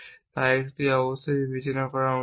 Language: Bangla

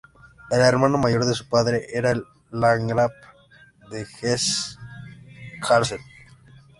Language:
Spanish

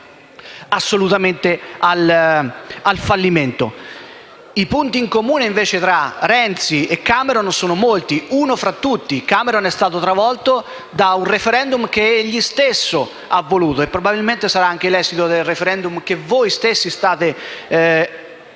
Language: Italian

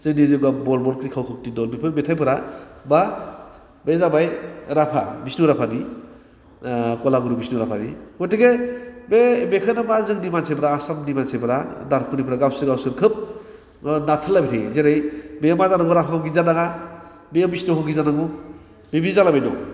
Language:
Bodo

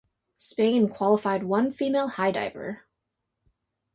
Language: English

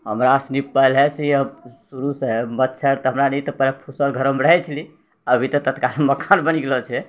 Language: Maithili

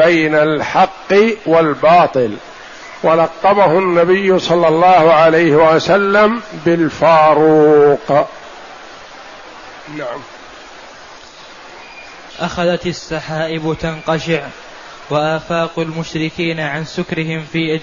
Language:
Arabic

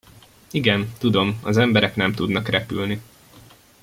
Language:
Hungarian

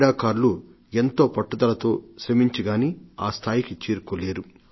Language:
Telugu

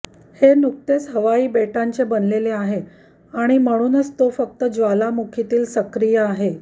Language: Marathi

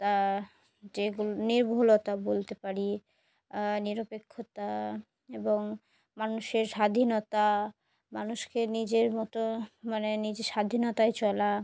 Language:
Bangla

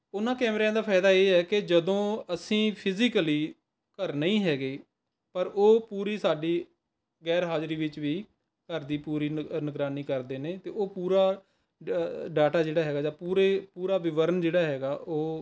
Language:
Punjabi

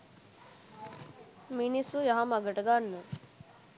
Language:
Sinhala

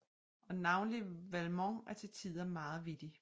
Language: Danish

